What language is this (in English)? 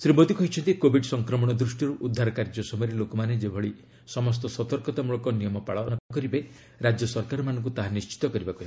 Odia